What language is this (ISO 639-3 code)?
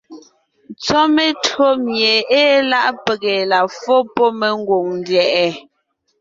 nnh